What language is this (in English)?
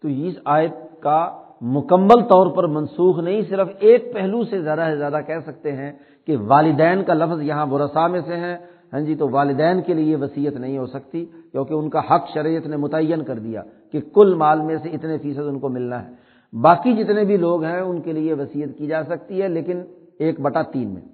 Urdu